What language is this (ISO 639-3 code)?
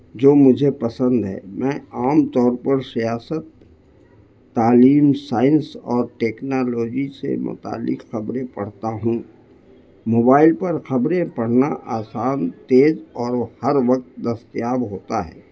urd